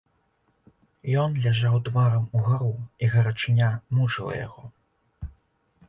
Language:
Belarusian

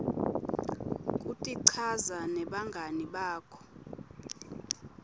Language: Swati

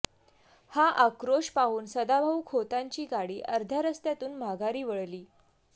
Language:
Marathi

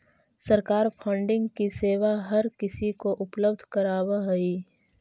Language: Magahi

